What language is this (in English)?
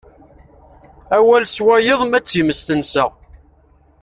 Kabyle